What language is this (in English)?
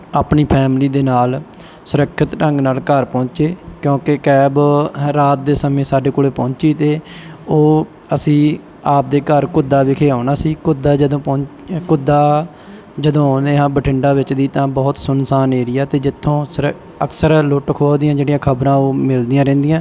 Punjabi